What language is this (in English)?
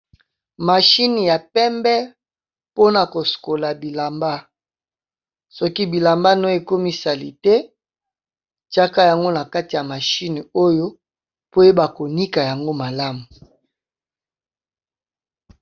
Lingala